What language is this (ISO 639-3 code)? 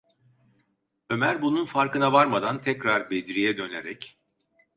tur